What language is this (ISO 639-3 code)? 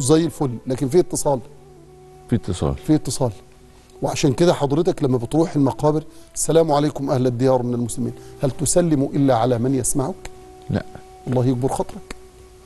ara